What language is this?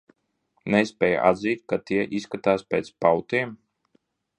Latvian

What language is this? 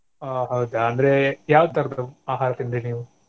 Kannada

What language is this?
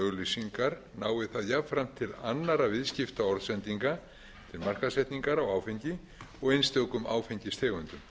Icelandic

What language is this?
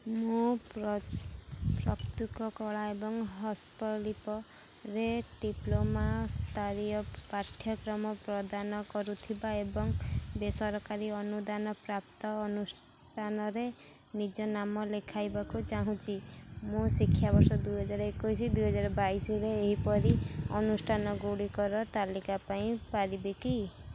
Odia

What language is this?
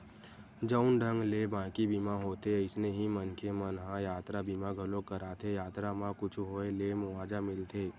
Chhattisgarhi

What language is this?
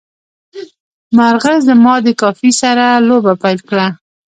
Pashto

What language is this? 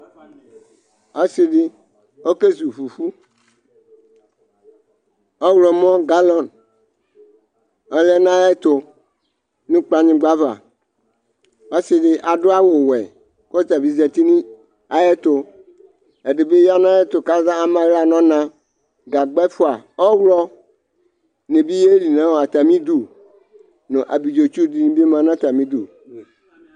Ikposo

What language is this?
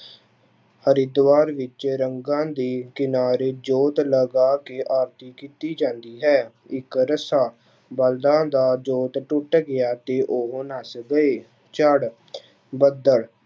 Punjabi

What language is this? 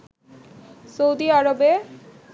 Bangla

